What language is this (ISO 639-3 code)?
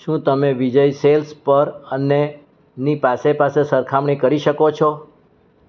guj